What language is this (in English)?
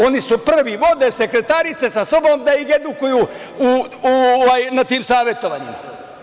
Serbian